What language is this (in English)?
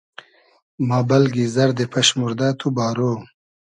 Hazaragi